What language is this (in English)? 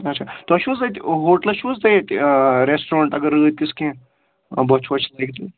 Kashmiri